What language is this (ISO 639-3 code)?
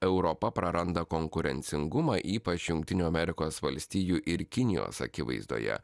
lit